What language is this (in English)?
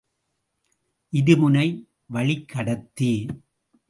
Tamil